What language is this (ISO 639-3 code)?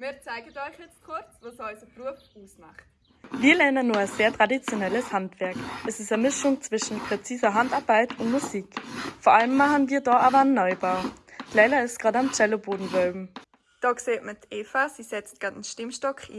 deu